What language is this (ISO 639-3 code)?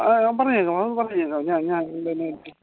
mal